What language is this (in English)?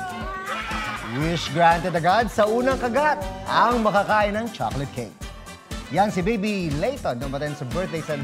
Filipino